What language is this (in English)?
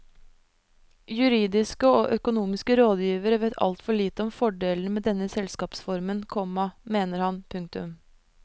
Norwegian